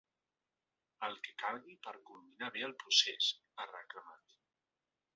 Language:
Catalan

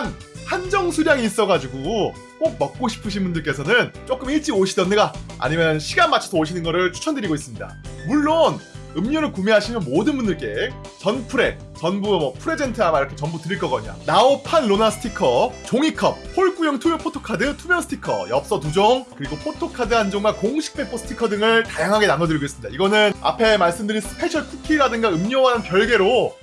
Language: Korean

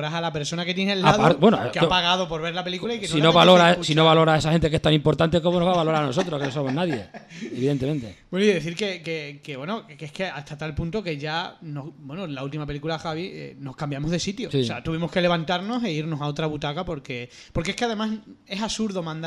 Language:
Spanish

